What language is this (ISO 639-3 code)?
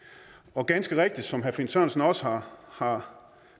dan